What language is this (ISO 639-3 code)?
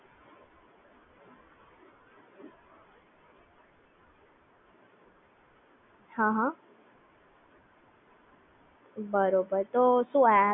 guj